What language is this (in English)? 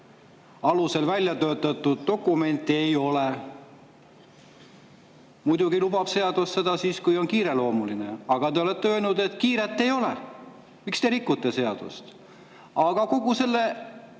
Estonian